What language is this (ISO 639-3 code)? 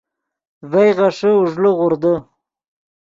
ydg